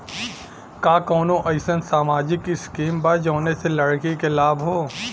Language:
Bhojpuri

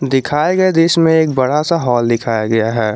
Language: Hindi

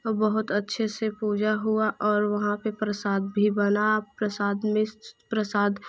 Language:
Hindi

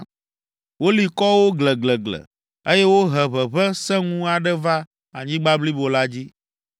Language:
Ewe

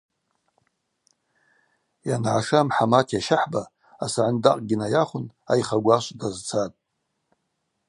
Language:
Abaza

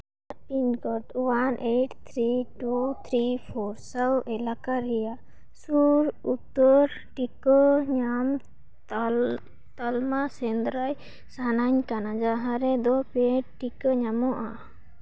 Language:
Santali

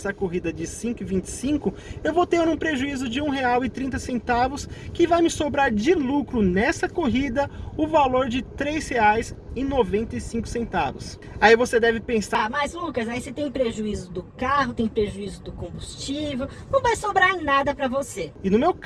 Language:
Portuguese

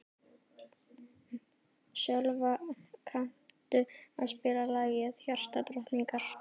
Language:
Icelandic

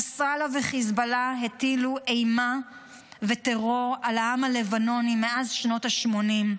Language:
Hebrew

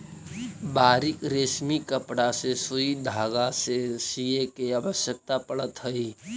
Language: Magahi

